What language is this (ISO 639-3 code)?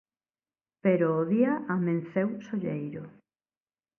glg